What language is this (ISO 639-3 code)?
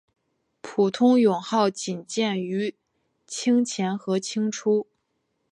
zho